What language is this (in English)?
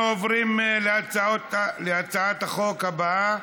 Hebrew